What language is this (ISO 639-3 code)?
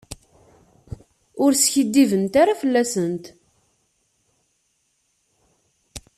kab